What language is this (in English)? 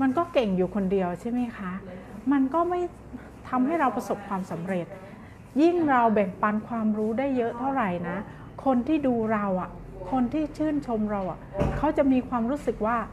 Thai